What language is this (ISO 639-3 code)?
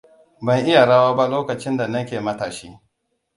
hau